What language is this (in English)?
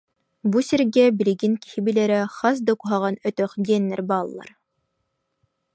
Yakut